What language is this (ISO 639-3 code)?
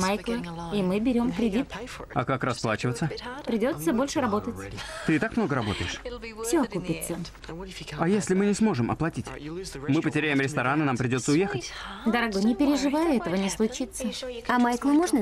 rus